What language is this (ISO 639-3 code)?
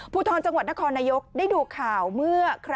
tha